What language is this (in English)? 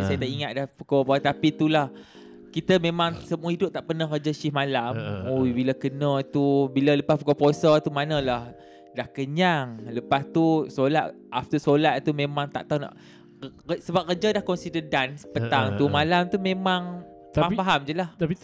Malay